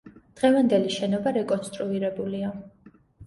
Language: Georgian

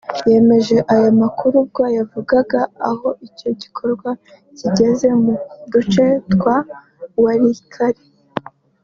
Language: Kinyarwanda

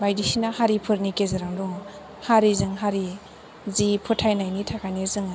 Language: Bodo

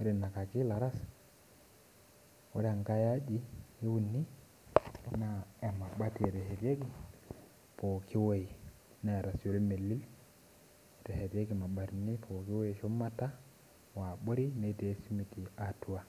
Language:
Masai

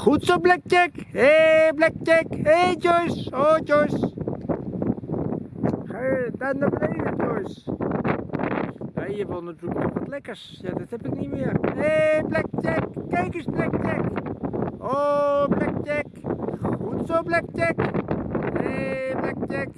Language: Dutch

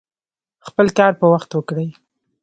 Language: Pashto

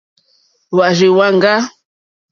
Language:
Mokpwe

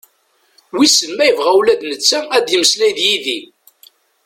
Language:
Kabyle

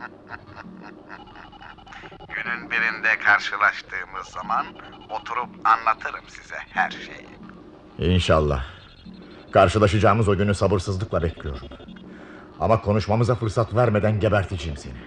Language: Turkish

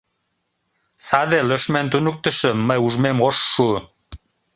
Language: Mari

